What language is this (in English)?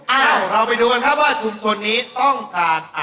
Thai